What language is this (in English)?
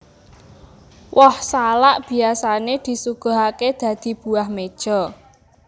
Javanese